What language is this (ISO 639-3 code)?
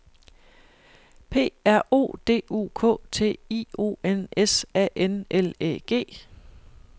dan